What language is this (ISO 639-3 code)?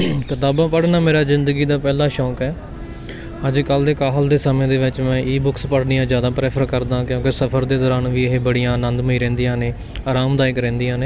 pan